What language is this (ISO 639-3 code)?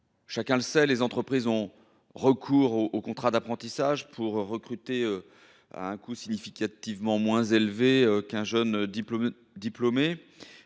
fra